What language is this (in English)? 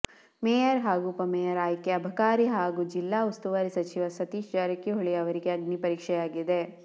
Kannada